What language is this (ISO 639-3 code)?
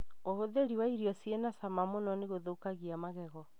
kik